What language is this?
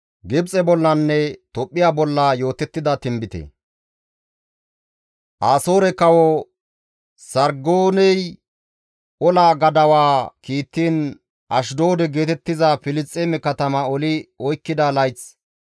Gamo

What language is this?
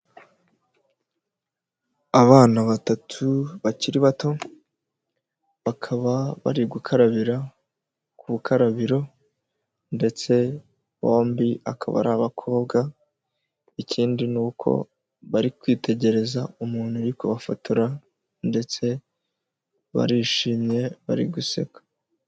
Kinyarwanda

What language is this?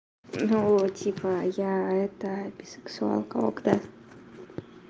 Russian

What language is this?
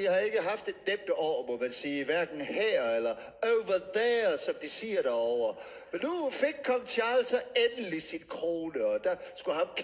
Danish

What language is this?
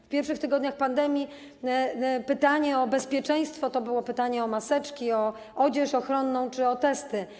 Polish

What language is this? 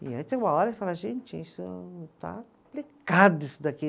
Portuguese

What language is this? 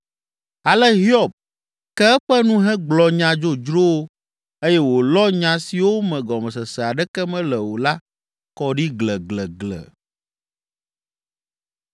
Ewe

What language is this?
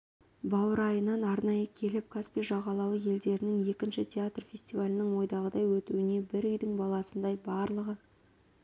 Kazakh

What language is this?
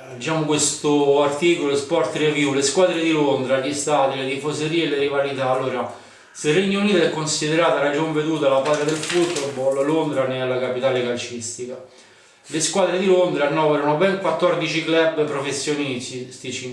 Italian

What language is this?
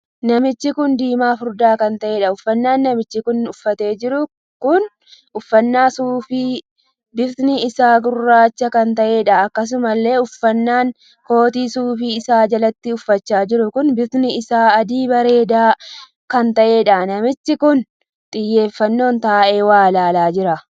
Oromo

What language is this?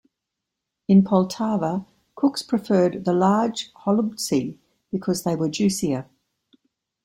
English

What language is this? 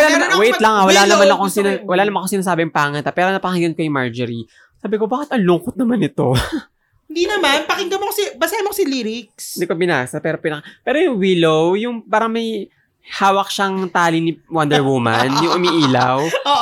Filipino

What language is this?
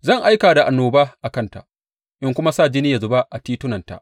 Hausa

